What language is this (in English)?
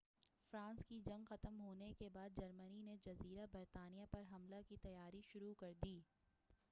Urdu